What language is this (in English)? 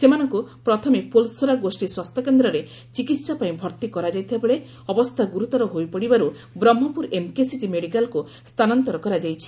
Odia